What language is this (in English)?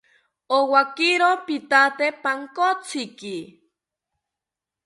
South Ucayali Ashéninka